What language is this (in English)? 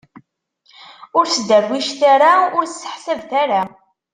Kabyle